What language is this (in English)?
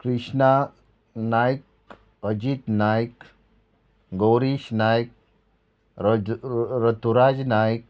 Konkani